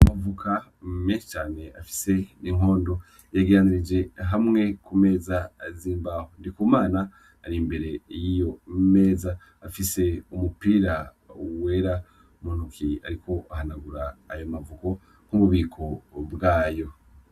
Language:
Rundi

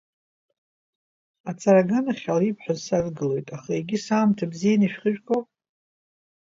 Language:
Abkhazian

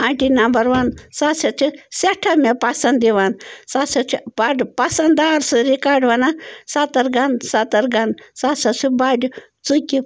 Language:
Kashmiri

